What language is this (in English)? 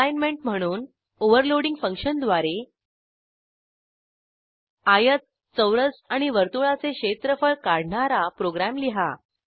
Marathi